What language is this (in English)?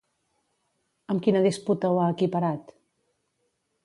Catalan